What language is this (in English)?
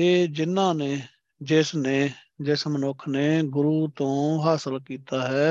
Punjabi